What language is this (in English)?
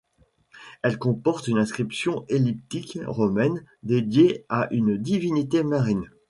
French